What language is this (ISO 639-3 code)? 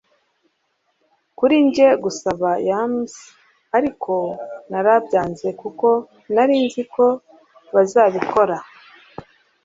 kin